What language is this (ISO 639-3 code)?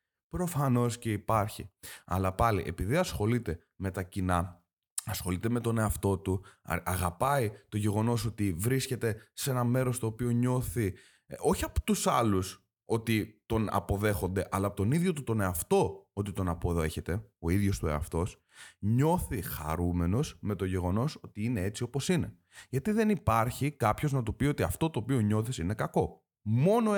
ell